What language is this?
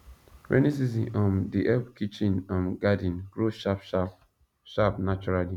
Nigerian Pidgin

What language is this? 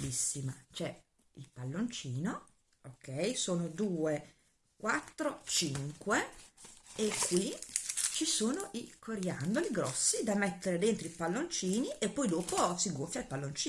Italian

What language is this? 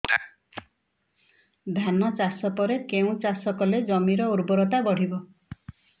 Odia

